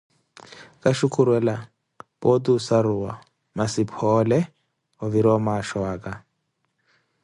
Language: Koti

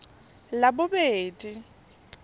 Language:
Tswana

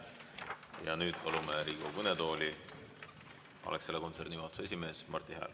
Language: Estonian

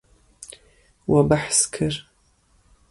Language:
Kurdish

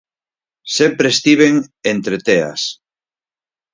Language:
Galician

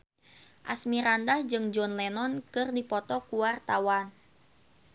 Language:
Sundanese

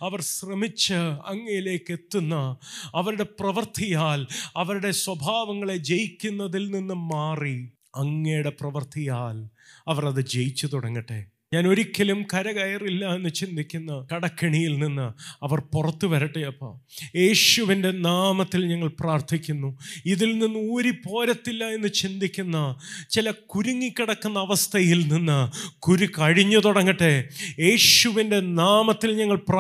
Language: Malayalam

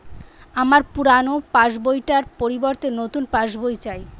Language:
Bangla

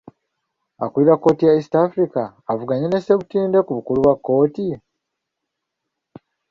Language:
Ganda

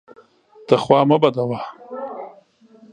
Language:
Pashto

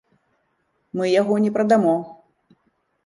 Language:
Belarusian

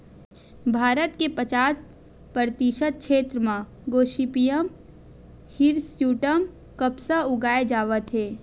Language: Chhattisgarhi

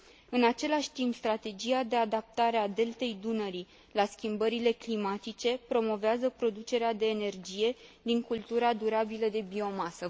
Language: Romanian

